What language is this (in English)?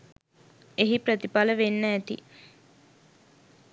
Sinhala